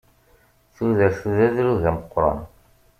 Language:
Kabyle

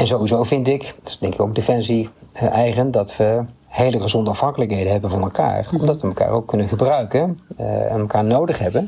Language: Dutch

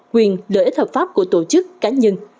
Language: Vietnamese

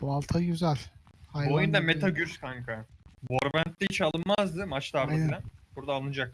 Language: Turkish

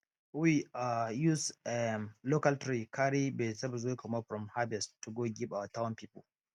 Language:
Nigerian Pidgin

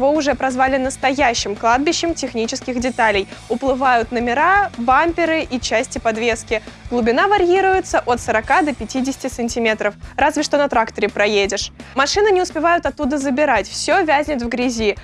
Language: Russian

